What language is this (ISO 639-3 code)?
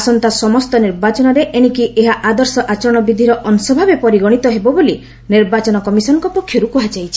ori